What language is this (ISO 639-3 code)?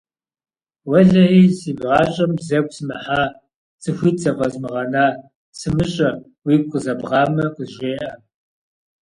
kbd